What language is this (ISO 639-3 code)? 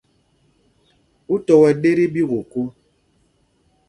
mgg